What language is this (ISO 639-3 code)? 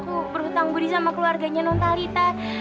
ind